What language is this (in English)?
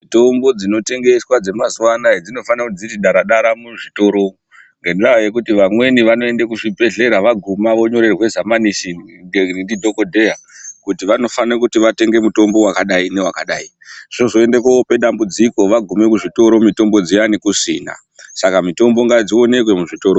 Ndau